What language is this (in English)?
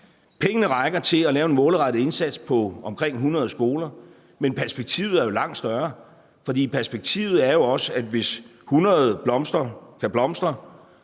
Danish